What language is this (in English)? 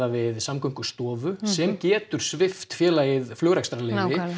Icelandic